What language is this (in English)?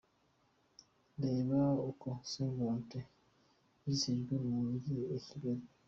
Kinyarwanda